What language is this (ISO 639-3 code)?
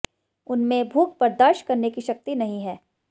hin